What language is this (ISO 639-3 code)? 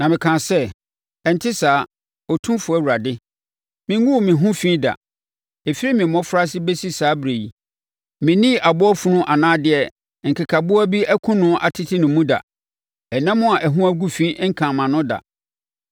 aka